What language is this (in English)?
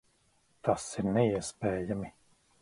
Latvian